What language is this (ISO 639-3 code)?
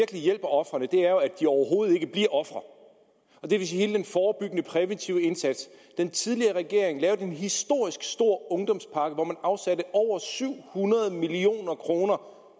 dan